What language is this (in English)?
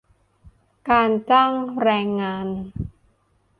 Thai